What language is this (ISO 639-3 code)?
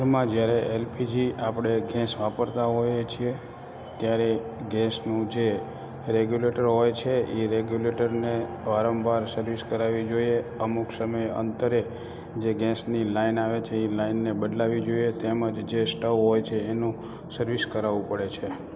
guj